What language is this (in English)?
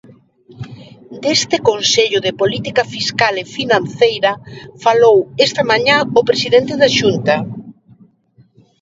Galician